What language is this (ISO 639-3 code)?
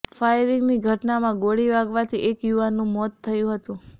guj